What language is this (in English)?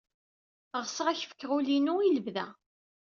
Kabyle